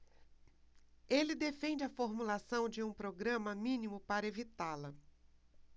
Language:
Portuguese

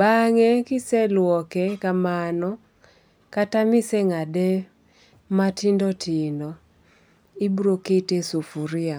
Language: Luo (Kenya and Tanzania)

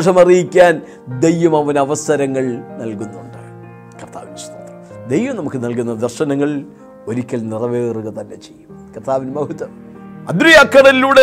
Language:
Malayalam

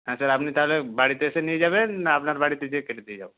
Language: Bangla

